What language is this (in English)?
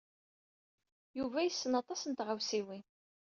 Kabyle